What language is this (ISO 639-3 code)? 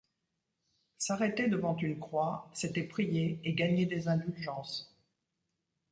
fra